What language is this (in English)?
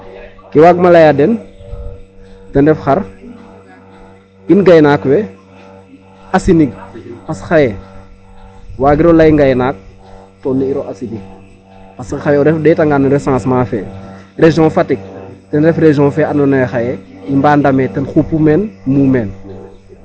Serer